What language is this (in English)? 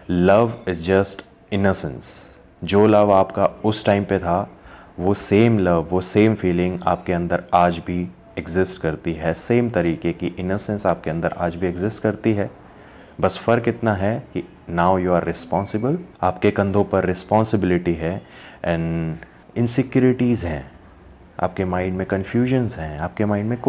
Hindi